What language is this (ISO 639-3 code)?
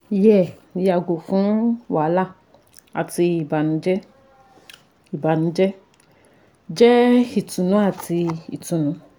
yor